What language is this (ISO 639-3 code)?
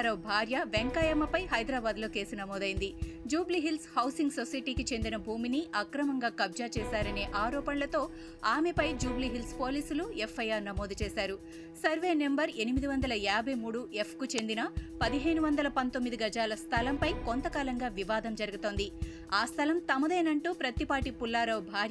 tel